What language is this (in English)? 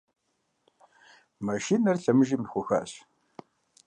Kabardian